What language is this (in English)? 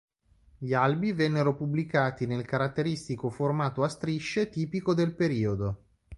Italian